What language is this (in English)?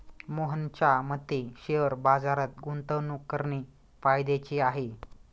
Marathi